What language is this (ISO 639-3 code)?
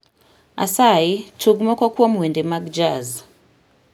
luo